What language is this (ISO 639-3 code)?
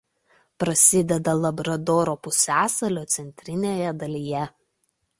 lit